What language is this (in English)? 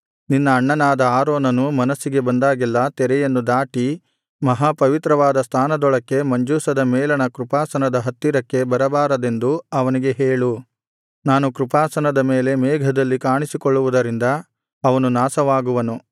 Kannada